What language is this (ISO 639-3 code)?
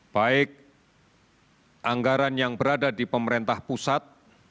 ind